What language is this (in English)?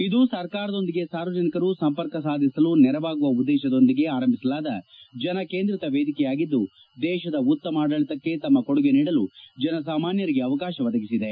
Kannada